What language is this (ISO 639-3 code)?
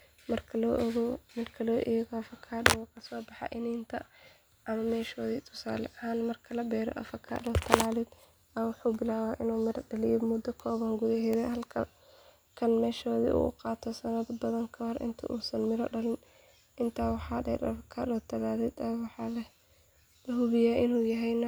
som